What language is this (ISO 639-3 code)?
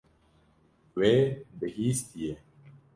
kur